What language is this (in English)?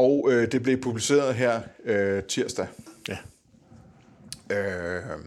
Danish